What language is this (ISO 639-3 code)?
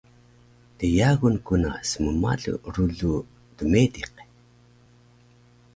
trv